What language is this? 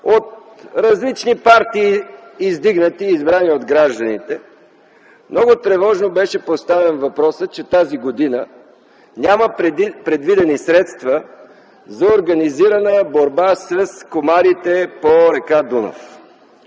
Bulgarian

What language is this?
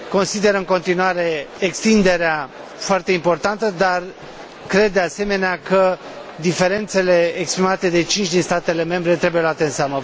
Romanian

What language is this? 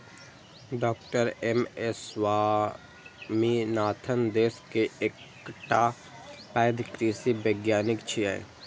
Maithili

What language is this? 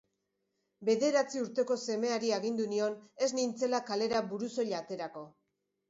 Basque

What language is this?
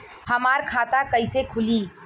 Bhojpuri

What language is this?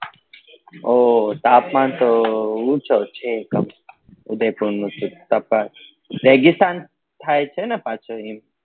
Gujarati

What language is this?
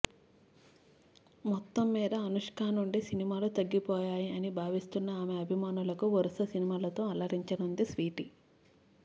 Telugu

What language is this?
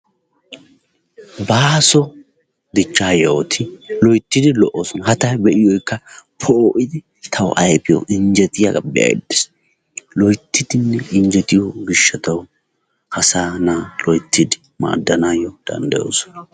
Wolaytta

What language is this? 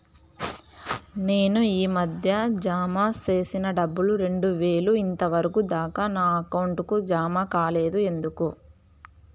Telugu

